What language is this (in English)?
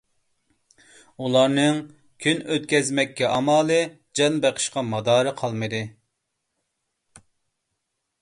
Uyghur